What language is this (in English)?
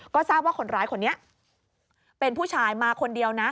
Thai